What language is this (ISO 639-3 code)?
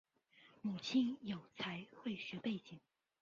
zho